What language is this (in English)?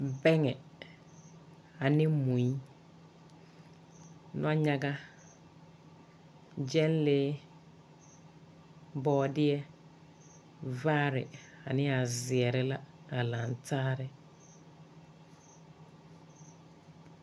Southern Dagaare